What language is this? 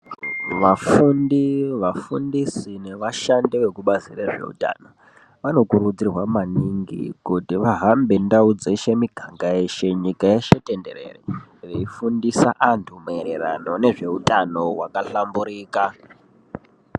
Ndau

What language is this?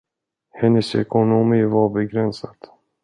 Swedish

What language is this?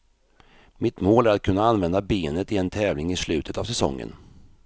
Swedish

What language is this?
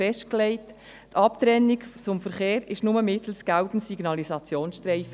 Swiss German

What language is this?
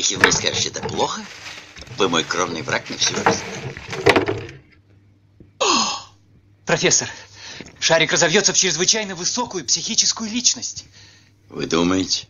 Russian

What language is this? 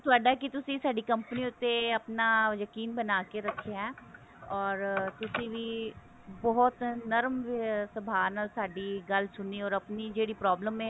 Punjabi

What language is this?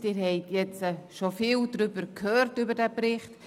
Swiss German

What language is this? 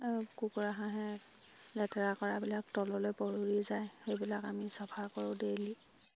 Assamese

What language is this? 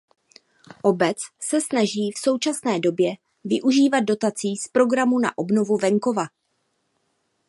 Czech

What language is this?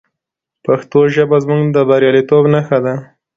Pashto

